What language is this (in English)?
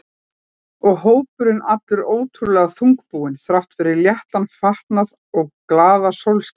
Icelandic